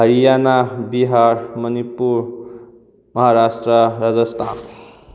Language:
Manipuri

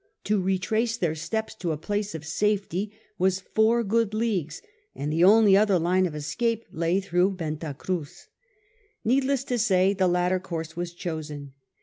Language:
English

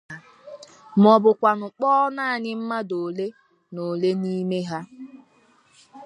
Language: Igbo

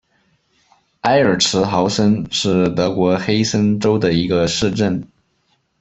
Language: Chinese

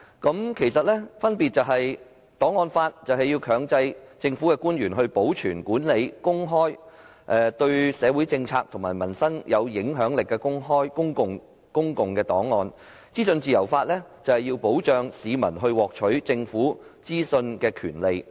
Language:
Cantonese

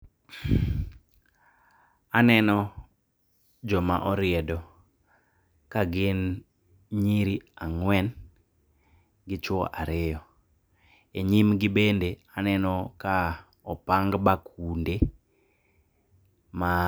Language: Luo (Kenya and Tanzania)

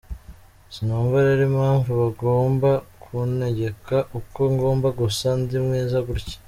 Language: Kinyarwanda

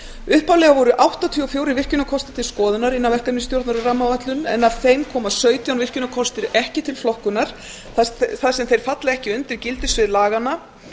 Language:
Icelandic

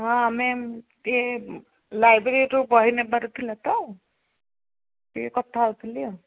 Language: Odia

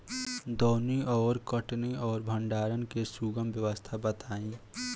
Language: Bhojpuri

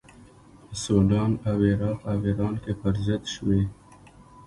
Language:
Pashto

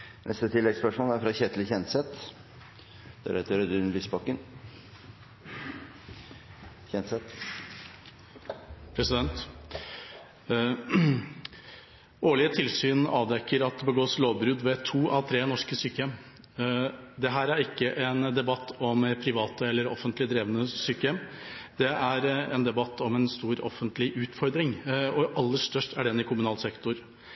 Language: Norwegian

